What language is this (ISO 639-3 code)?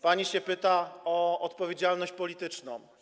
pol